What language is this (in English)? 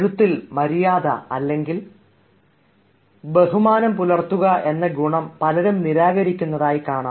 Malayalam